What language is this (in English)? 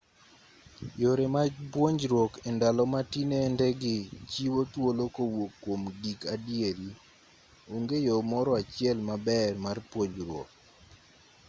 Luo (Kenya and Tanzania)